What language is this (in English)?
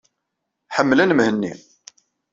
Kabyle